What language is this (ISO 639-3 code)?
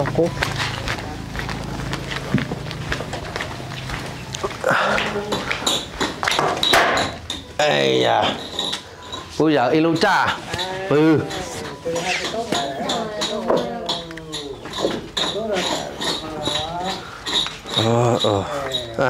vie